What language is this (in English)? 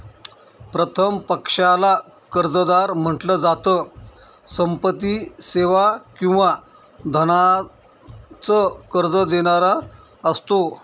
Marathi